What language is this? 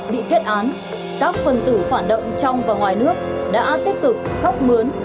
Vietnamese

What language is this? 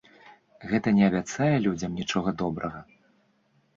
Belarusian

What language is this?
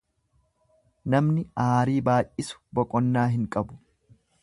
Oromo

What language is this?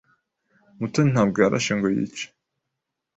Kinyarwanda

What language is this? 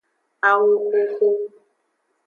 Aja (Benin)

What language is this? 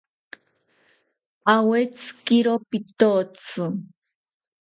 South Ucayali Ashéninka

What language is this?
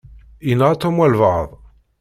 Kabyle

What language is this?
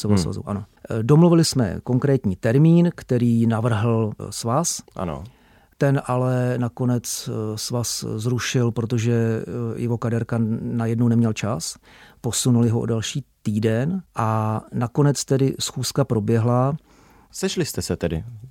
Czech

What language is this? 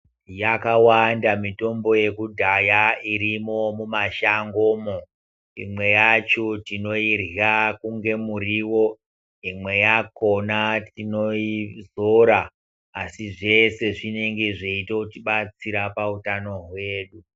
Ndau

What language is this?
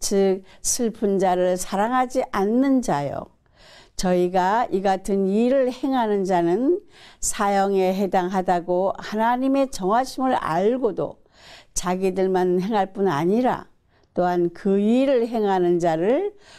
Korean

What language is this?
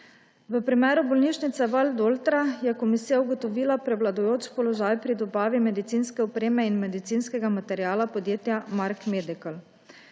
Slovenian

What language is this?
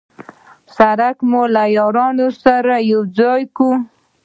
Pashto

